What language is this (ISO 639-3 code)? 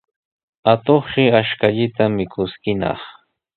qws